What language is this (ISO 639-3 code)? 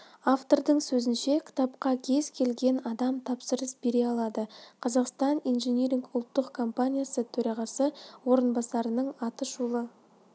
kaz